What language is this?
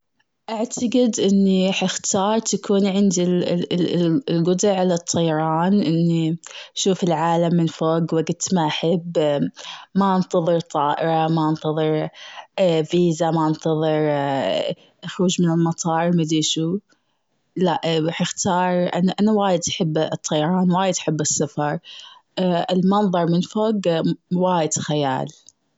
Gulf Arabic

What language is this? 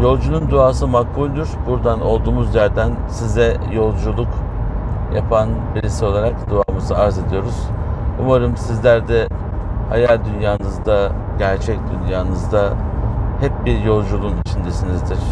Turkish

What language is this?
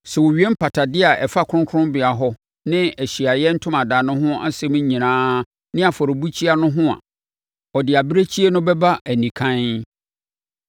Akan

